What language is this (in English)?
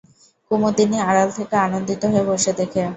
Bangla